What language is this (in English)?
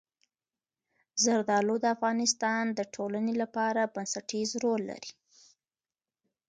Pashto